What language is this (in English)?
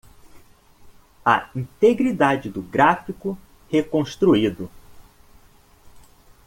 Portuguese